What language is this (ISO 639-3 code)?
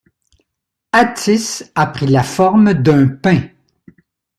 fra